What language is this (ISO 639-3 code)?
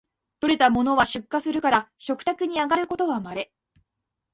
jpn